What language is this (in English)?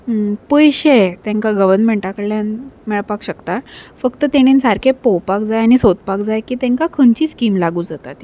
Konkani